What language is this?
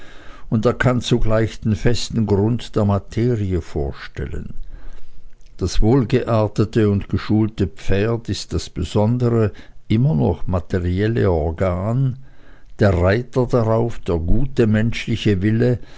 German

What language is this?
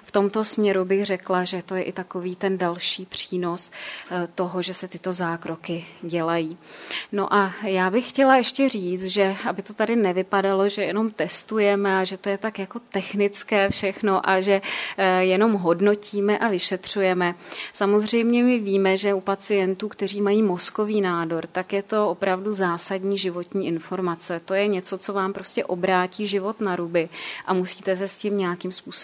Czech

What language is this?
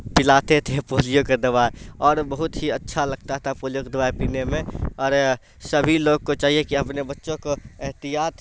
Urdu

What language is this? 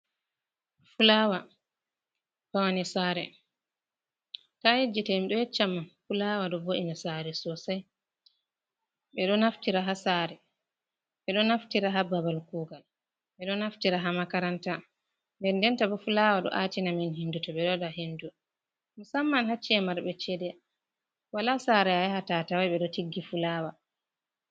Fula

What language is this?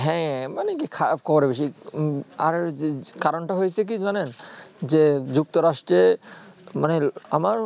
Bangla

